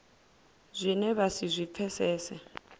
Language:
Venda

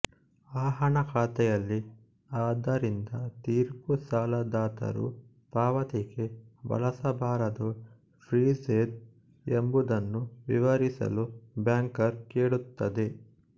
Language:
Kannada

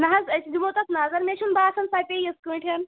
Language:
Kashmiri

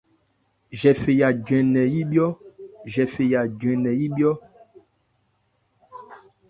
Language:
Ebrié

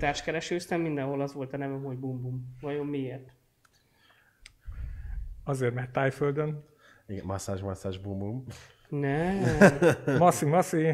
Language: Hungarian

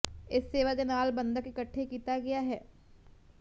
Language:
Punjabi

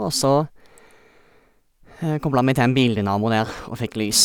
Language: Norwegian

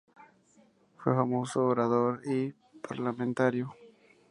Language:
Spanish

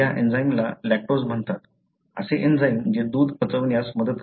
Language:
Marathi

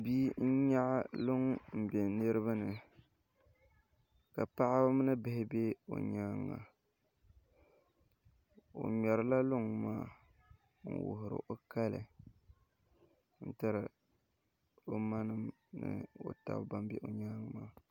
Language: Dagbani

